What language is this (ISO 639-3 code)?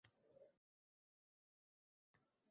uzb